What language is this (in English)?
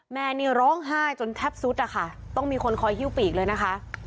Thai